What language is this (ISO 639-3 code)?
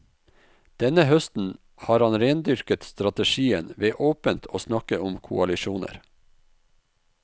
nor